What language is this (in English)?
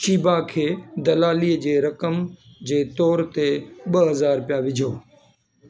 Sindhi